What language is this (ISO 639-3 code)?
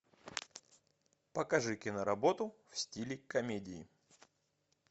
rus